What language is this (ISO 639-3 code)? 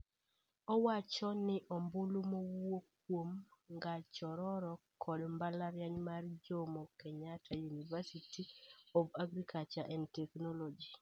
luo